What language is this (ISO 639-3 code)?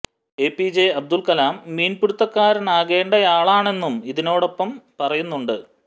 mal